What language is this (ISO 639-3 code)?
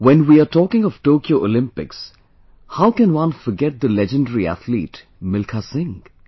eng